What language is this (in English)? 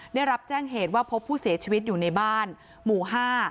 Thai